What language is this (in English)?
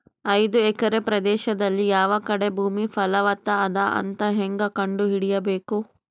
Kannada